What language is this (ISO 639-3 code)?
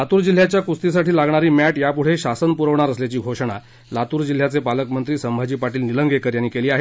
mar